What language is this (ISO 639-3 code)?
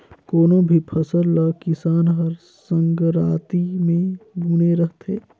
hne